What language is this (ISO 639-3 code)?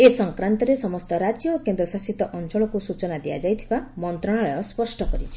ori